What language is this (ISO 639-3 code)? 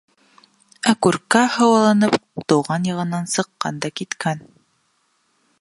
bak